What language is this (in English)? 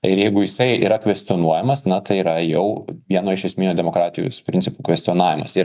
Lithuanian